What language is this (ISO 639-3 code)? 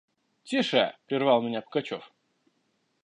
rus